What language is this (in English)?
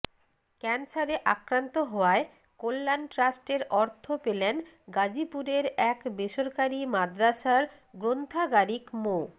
Bangla